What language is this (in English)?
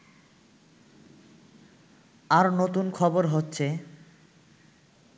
Bangla